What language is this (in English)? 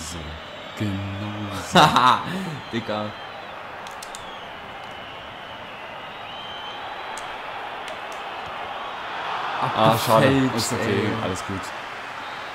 German